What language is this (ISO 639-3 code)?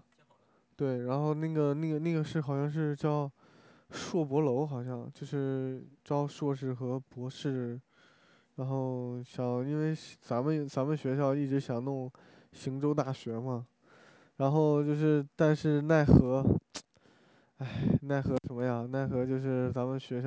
zho